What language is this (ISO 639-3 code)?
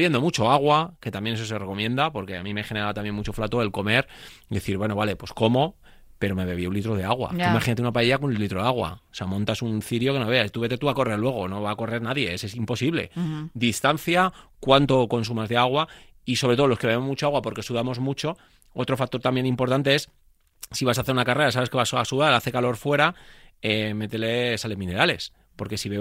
spa